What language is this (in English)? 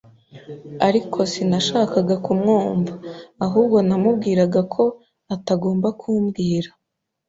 Kinyarwanda